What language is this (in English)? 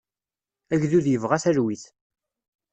Kabyle